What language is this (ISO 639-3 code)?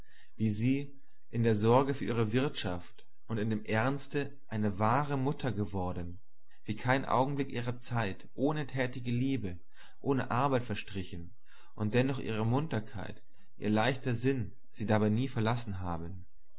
deu